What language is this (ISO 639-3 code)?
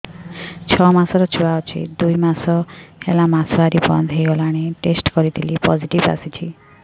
ori